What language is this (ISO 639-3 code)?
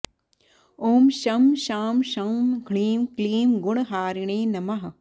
san